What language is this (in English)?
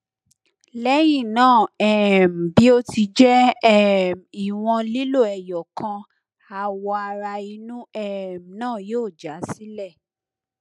Yoruba